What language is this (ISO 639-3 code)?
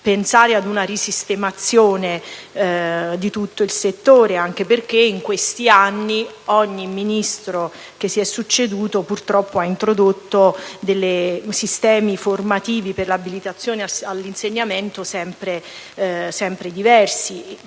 ita